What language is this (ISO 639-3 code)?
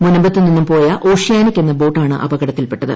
mal